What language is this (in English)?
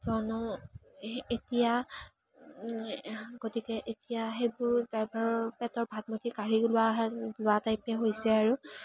Assamese